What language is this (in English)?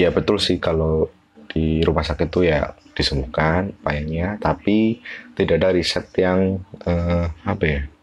Indonesian